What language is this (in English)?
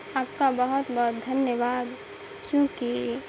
Urdu